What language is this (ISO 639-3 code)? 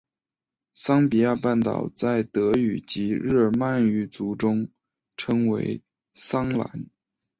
zho